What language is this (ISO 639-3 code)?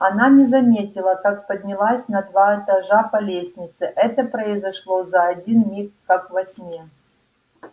rus